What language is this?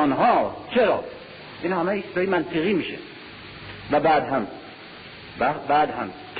Persian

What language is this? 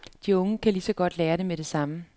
Danish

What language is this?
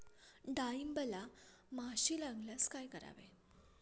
Marathi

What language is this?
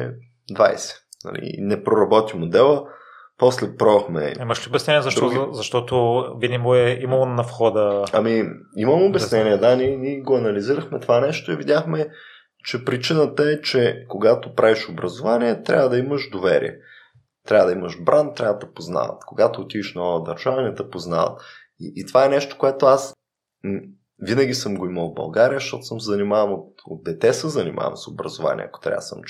Bulgarian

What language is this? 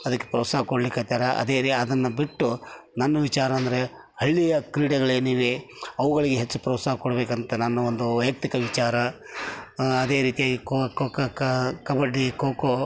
Kannada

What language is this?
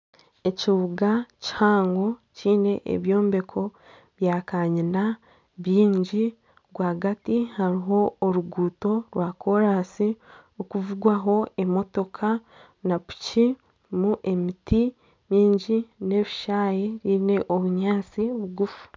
Nyankole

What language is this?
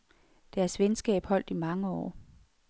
Danish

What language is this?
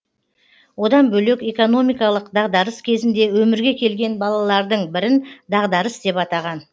Kazakh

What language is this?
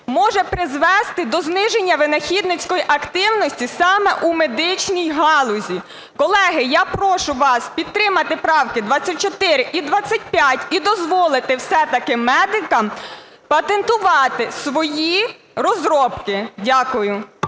Ukrainian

